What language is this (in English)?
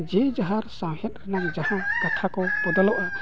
Santali